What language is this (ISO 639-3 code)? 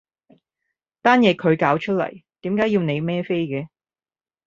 yue